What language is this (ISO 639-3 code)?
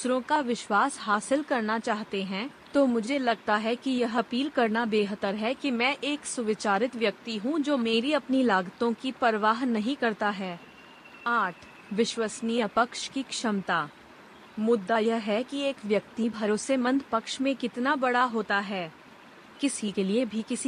hin